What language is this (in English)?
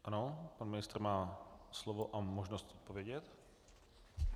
Czech